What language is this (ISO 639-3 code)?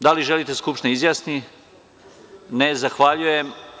srp